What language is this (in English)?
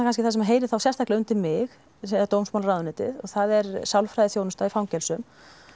Icelandic